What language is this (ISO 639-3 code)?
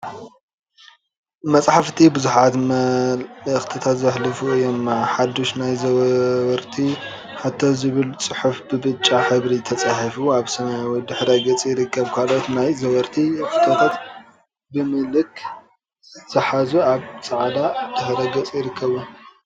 tir